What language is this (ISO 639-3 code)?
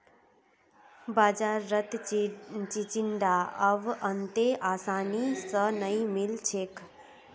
mag